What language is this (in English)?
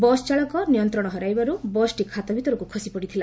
Odia